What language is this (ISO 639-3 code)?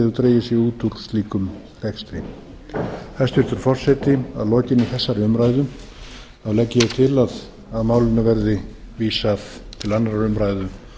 isl